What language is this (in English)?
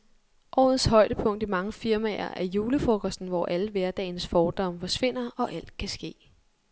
Danish